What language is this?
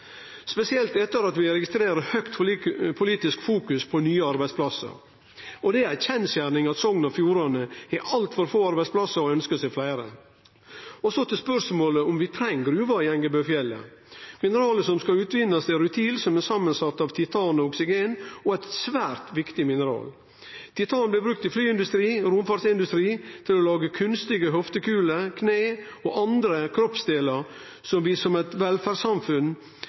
Norwegian Nynorsk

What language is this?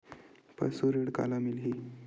Chhattisgarhi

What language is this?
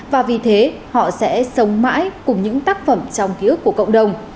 Vietnamese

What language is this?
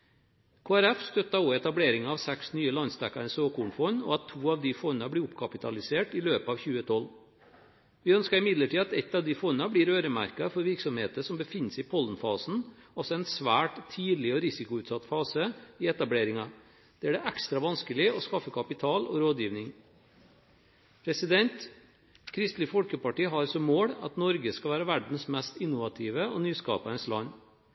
Norwegian Bokmål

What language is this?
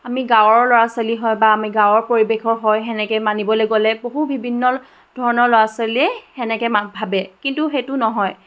Assamese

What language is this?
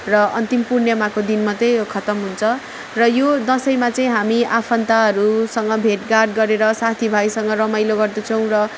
Nepali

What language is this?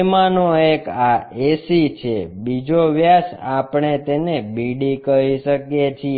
Gujarati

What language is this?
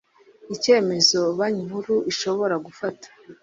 Kinyarwanda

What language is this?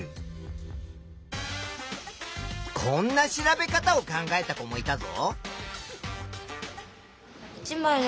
Japanese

